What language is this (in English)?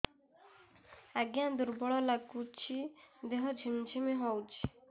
Odia